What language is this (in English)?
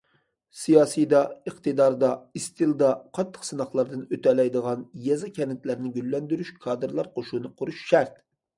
Uyghur